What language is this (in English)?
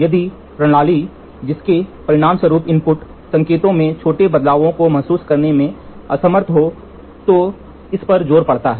Hindi